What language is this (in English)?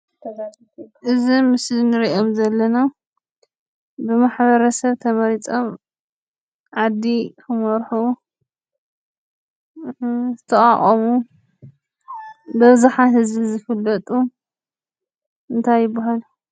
Tigrinya